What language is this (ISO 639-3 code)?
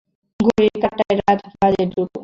ben